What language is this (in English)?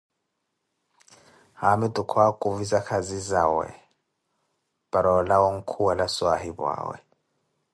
Koti